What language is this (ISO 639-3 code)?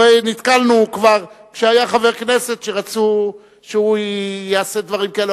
heb